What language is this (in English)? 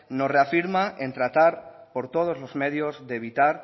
Spanish